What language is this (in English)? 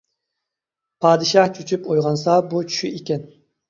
Uyghur